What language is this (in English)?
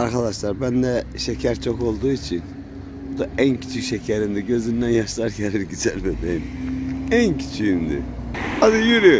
Turkish